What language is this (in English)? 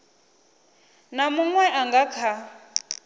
Venda